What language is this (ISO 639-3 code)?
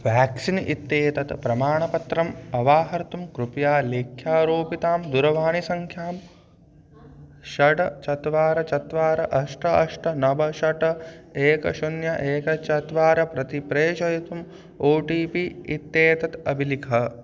san